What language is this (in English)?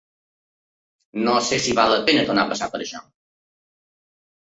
Catalan